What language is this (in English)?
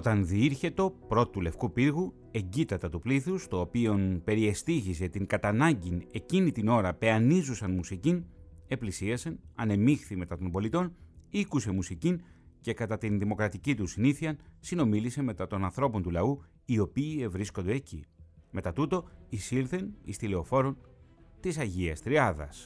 Greek